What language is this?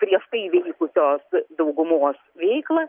Lithuanian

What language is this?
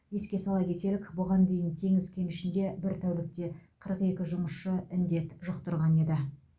Kazakh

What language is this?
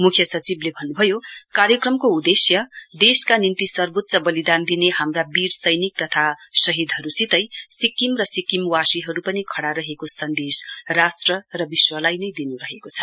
Nepali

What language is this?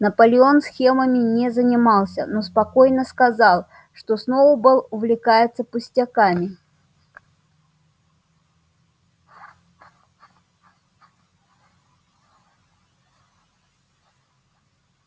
Russian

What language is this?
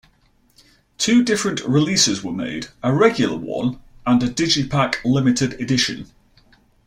English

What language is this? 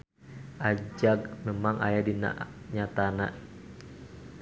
Sundanese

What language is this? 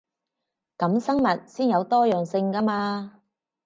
Cantonese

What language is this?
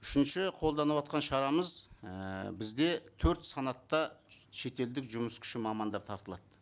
Kazakh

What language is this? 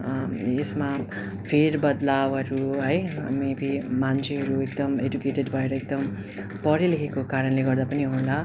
Nepali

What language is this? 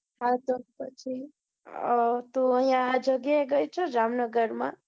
Gujarati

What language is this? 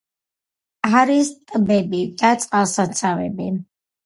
Georgian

